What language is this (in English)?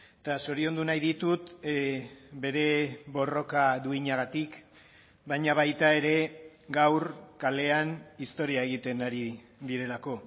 Basque